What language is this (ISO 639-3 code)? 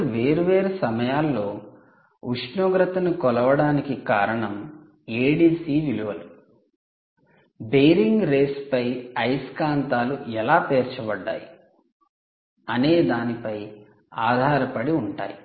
tel